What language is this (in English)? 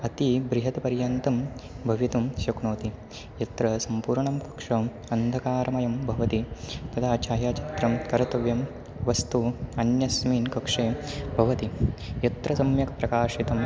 Sanskrit